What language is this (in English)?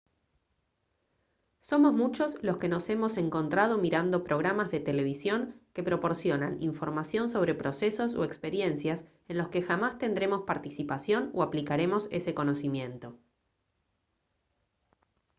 Spanish